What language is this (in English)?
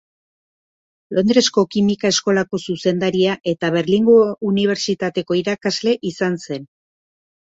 Basque